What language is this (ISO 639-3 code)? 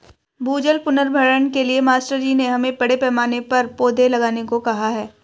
hin